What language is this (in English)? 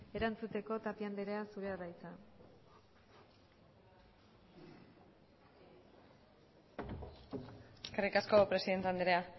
Basque